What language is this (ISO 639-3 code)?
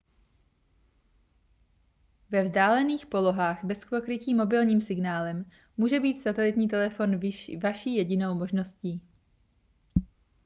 ces